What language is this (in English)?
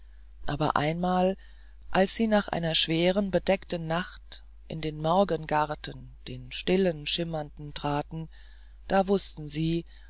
German